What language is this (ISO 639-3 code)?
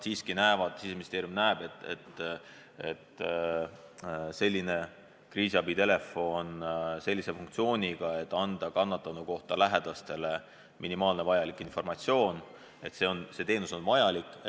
est